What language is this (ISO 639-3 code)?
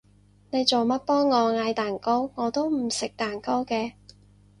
yue